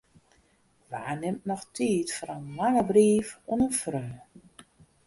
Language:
Western Frisian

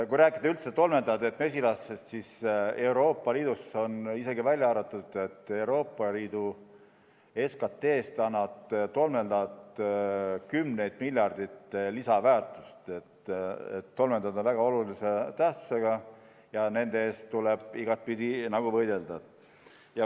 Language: Estonian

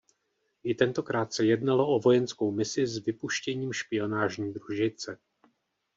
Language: Czech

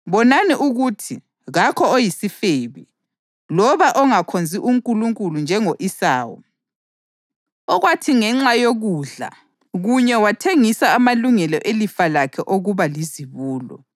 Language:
North Ndebele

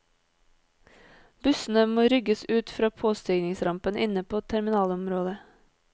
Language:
Norwegian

